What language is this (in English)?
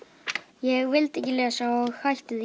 Icelandic